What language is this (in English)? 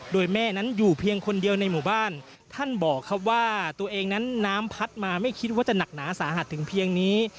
Thai